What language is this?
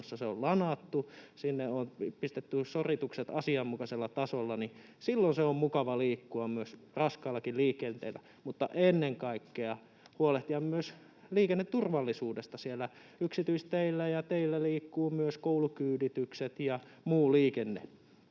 Finnish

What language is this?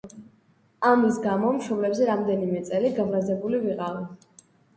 Georgian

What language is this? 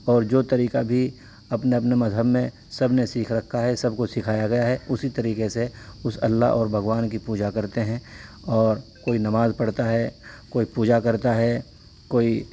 Urdu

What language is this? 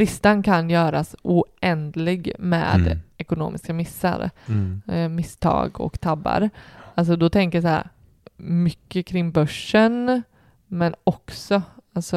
Swedish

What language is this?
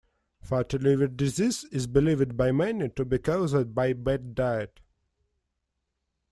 English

